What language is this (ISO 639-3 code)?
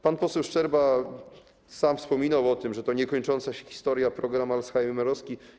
pol